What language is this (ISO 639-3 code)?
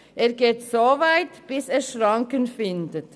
gsw